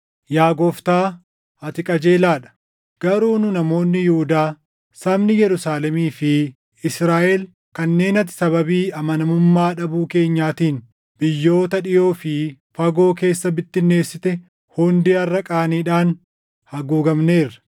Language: Oromo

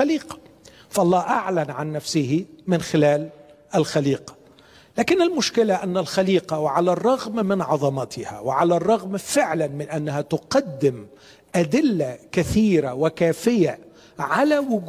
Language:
Arabic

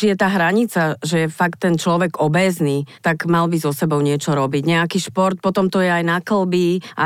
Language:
Slovak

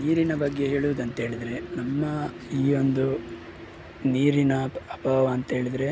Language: Kannada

